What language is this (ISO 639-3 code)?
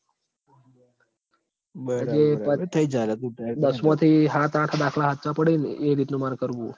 guj